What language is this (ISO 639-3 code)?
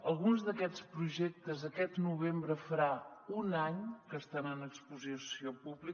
cat